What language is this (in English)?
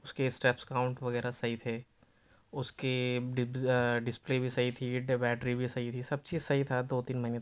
Urdu